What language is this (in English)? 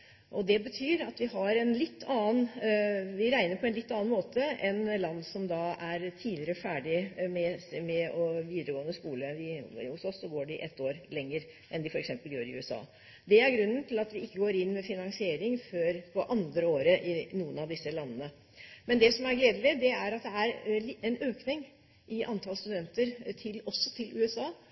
Norwegian Bokmål